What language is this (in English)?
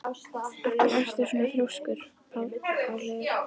Icelandic